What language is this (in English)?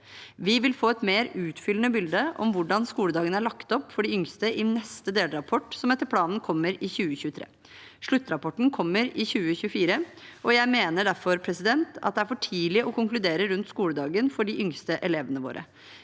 Norwegian